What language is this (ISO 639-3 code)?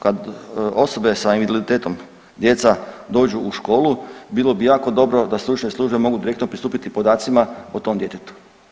hrv